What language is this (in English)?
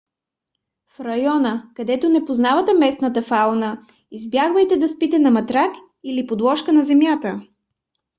Bulgarian